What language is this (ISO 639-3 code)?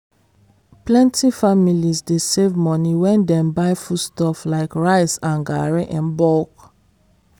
pcm